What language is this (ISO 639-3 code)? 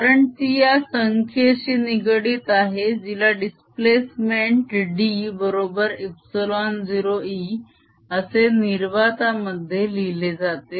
mar